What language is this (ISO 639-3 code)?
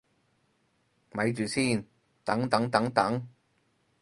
yue